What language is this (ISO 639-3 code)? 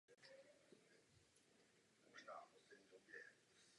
ces